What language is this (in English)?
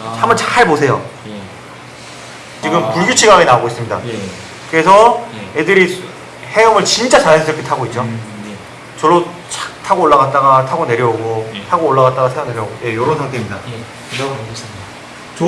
Korean